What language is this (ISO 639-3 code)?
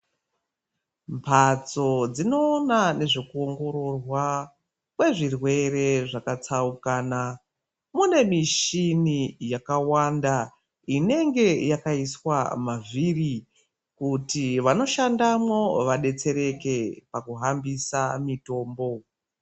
ndc